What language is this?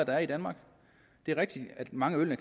Danish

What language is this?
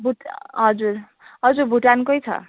Nepali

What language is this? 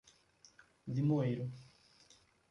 Portuguese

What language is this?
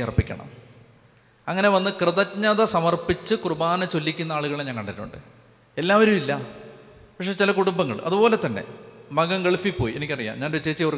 Malayalam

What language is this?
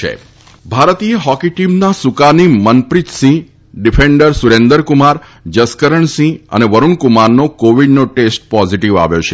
Gujarati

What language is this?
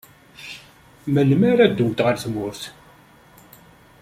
Kabyle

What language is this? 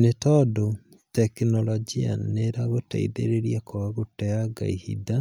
Kikuyu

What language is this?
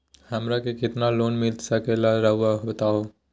Magahi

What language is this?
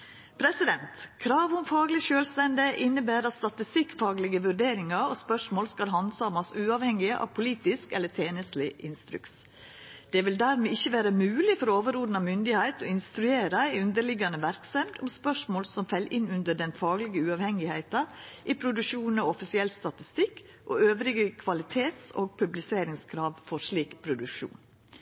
Norwegian Nynorsk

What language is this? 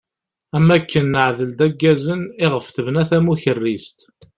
Kabyle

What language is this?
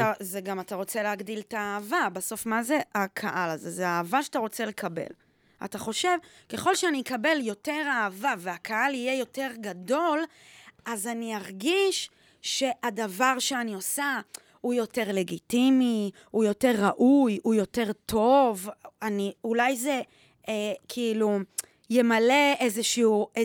Hebrew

